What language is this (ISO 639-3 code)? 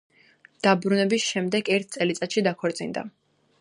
kat